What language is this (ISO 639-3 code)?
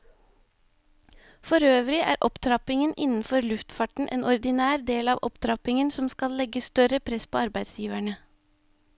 nor